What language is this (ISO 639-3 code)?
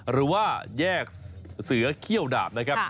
tha